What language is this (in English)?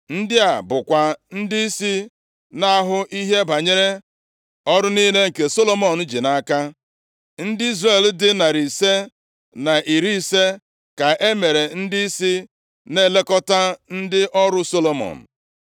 Igbo